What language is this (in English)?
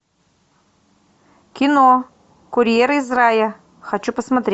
Russian